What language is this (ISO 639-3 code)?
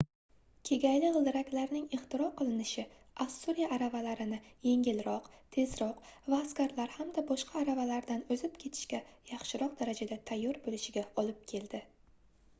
uzb